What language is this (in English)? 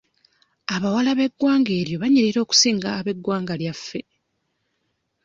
Ganda